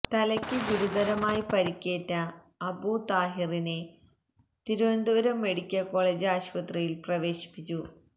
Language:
Malayalam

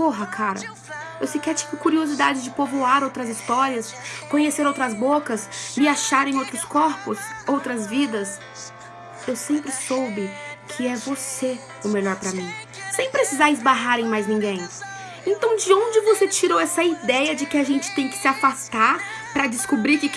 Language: Portuguese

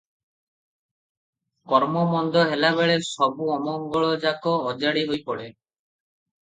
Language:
Odia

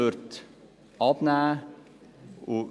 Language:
Swiss German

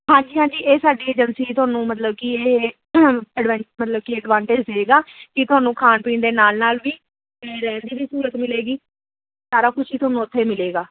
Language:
Punjabi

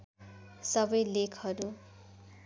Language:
Nepali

